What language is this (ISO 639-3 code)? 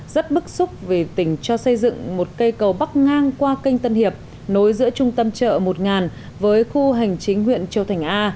vie